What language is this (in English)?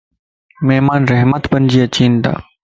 Lasi